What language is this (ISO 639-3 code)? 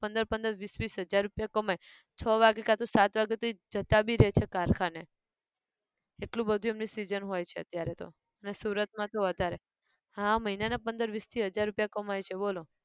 guj